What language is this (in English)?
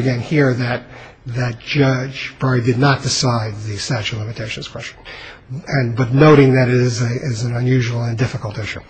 English